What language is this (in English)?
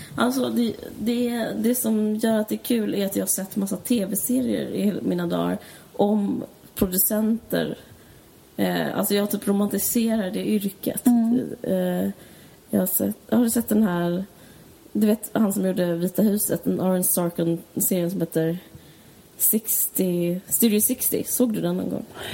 Swedish